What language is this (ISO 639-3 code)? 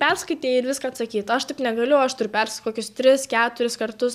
lit